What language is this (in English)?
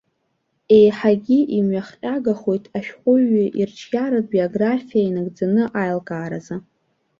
Abkhazian